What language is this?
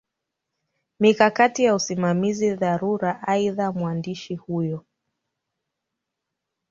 Swahili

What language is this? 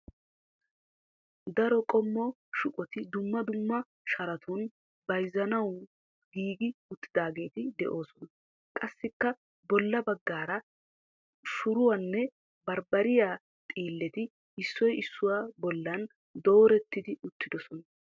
Wolaytta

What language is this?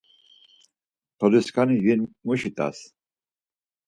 Laz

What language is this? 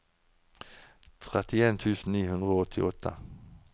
Norwegian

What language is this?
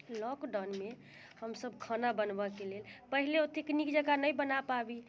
Maithili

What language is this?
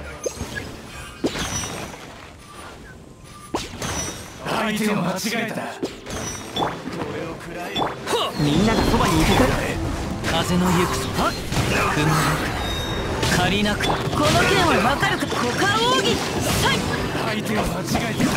Japanese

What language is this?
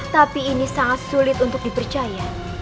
Indonesian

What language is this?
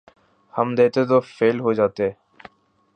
Urdu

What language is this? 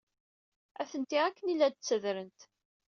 Kabyle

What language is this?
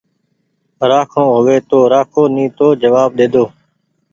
Goaria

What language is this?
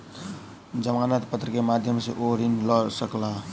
Maithili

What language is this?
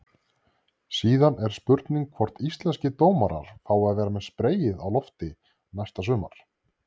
Icelandic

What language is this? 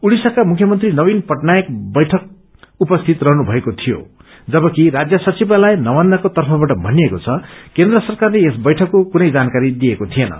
Nepali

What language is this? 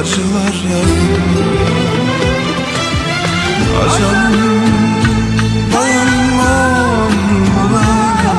Turkish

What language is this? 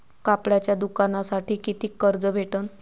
Marathi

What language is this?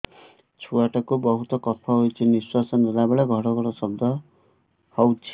Odia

